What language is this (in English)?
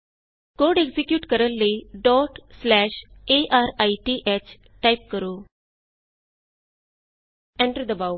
Punjabi